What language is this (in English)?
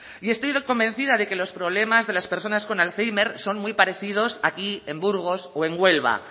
Spanish